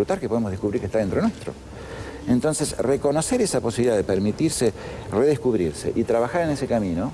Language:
Spanish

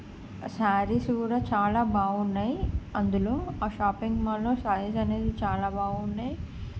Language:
Telugu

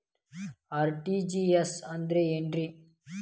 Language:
Kannada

